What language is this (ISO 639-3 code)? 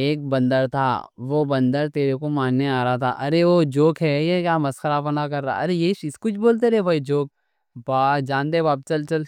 dcc